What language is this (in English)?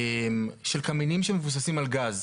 Hebrew